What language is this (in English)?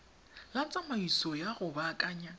Tswana